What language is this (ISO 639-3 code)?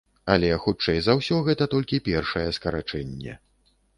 bel